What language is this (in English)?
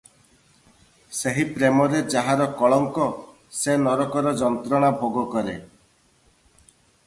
Odia